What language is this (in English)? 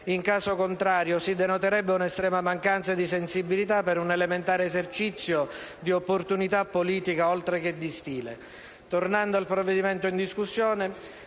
Italian